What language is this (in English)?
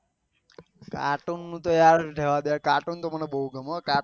Gujarati